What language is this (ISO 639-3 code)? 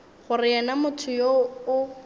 nso